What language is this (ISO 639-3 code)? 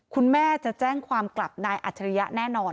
tha